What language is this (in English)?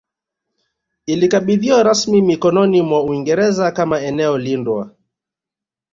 Swahili